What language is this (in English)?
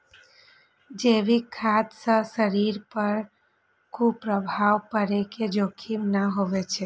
Maithili